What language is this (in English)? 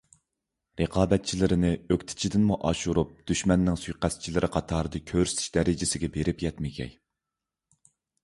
Uyghur